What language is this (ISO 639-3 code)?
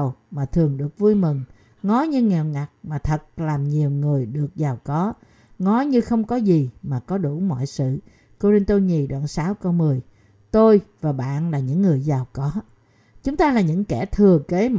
vie